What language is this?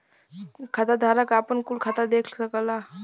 Bhojpuri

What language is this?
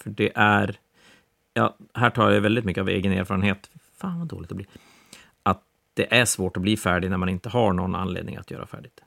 Swedish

